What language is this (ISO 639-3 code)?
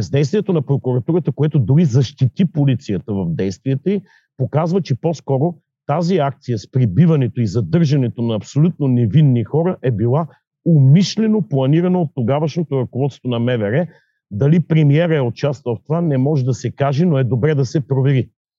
bul